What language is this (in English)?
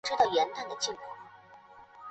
Chinese